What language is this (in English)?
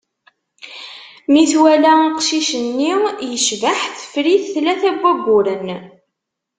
Kabyle